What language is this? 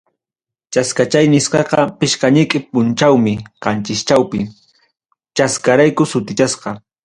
Ayacucho Quechua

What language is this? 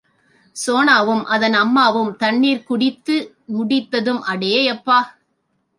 Tamil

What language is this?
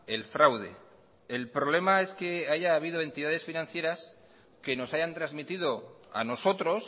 Spanish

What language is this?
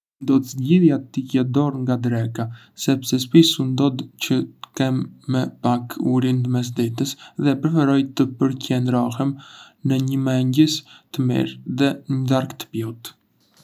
Arbëreshë Albanian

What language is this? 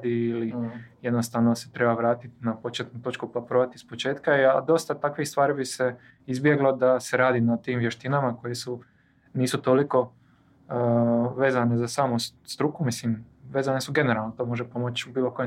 Croatian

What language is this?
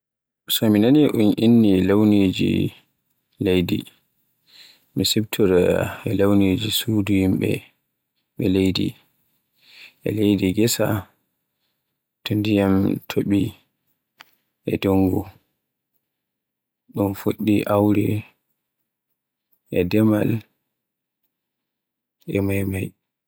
Borgu Fulfulde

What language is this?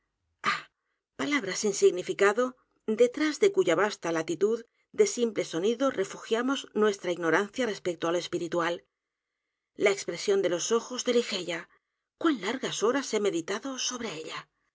Spanish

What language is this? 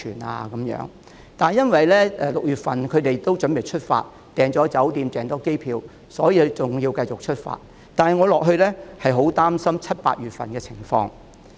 Cantonese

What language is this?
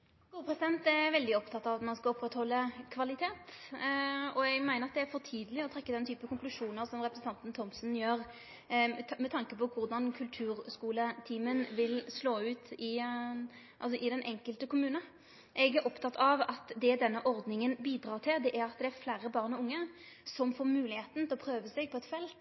Norwegian Nynorsk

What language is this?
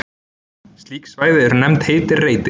Icelandic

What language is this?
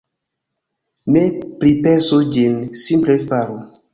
Esperanto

